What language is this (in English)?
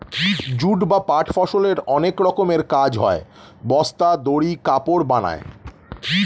Bangla